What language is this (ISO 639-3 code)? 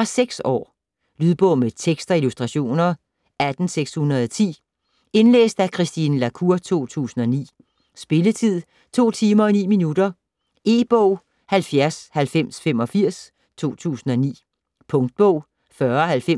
dan